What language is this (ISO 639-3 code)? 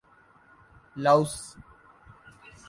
urd